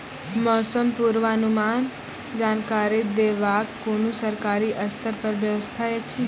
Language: Maithili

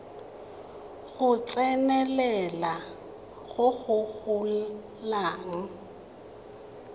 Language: Tswana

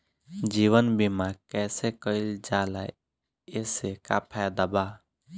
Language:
Bhojpuri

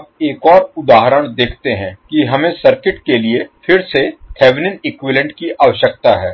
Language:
Hindi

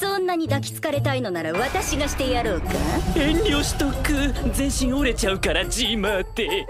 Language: Japanese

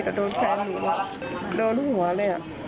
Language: Thai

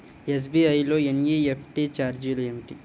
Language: Telugu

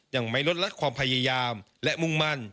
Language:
Thai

